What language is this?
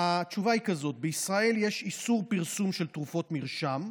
Hebrew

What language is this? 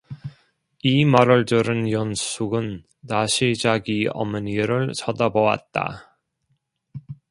Korean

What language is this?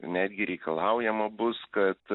Lithuanian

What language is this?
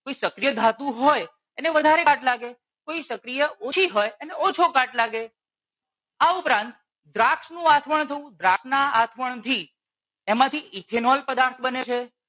Gujarati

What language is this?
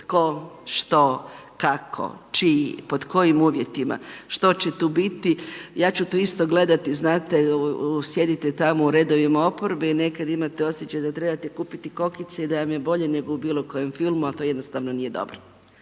Croatian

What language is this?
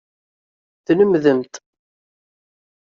Kabyle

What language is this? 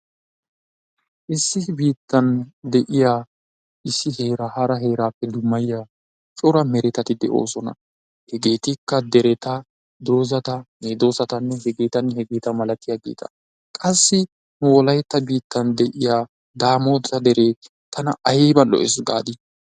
Wolaytta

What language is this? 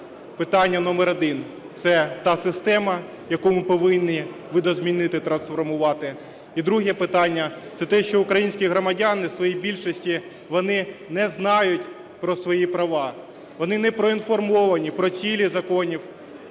Ukrainian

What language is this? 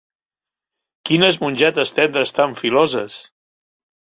Catalan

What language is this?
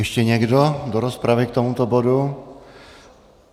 Czech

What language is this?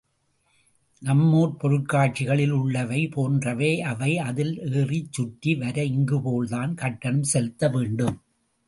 Tamil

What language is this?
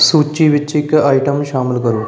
Punjabi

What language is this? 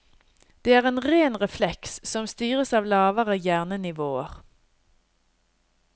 Norwegian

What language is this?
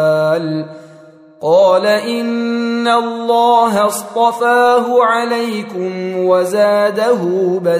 Arabic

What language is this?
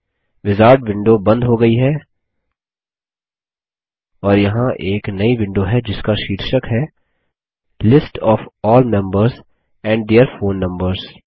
Hindi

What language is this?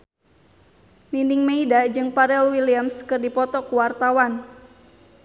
Sundanese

